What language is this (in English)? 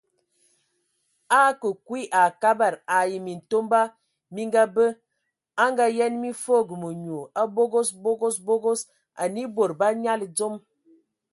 Ewondo